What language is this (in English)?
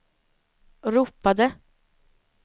Swedish